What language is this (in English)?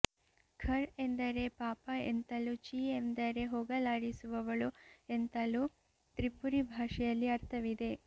Kannada